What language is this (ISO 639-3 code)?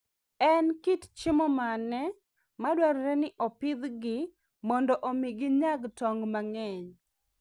luo